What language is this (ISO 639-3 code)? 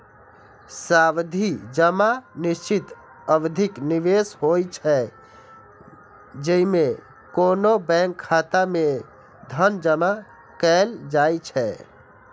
mai